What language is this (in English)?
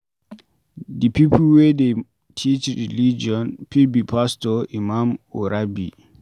Nigerian Pidgin